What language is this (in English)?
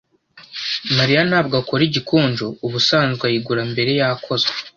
Kinyarwanda